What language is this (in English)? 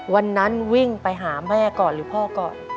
Thai